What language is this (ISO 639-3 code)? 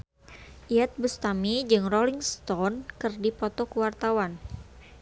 sun